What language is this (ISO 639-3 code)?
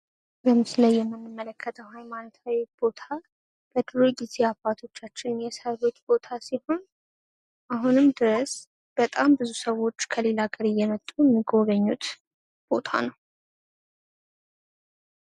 amh